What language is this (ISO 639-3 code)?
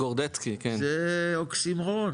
heb